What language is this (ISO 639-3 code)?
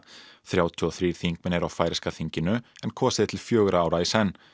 isl